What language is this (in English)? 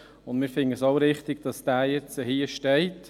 Swiss German